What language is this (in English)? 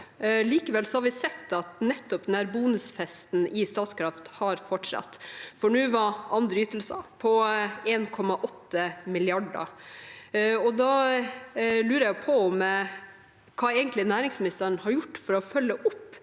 Norwegian